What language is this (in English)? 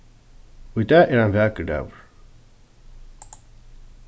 Faroese